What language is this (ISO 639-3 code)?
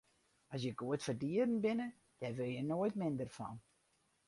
fry